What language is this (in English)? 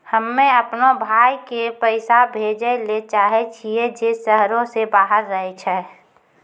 Maithili